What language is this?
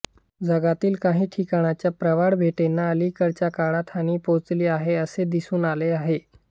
Marathi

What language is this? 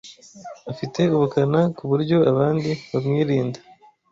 Kinyarwanda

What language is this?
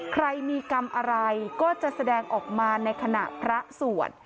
Thai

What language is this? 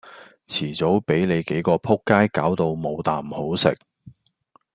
Cantonese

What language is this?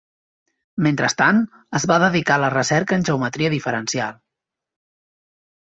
Catalan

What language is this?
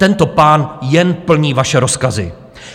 Czech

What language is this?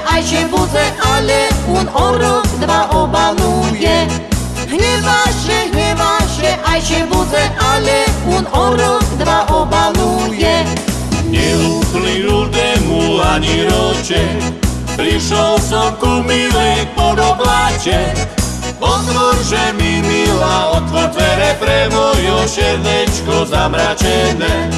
Slovak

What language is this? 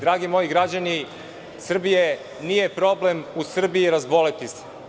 Serbian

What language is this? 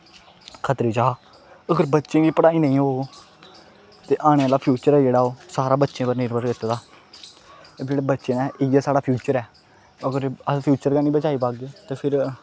Dogri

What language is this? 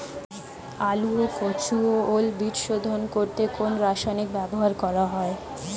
Bangla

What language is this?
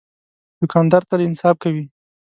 Pashto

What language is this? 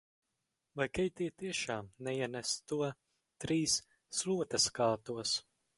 Latvian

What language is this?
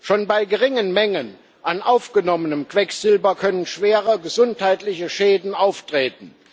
German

